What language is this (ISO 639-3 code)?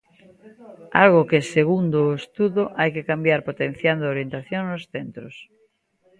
glg